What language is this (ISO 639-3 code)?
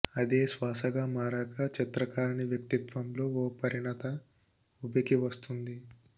tel